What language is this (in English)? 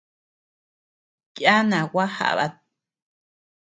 Tepeuxila Cuicatec